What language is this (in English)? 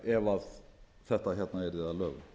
Icelandic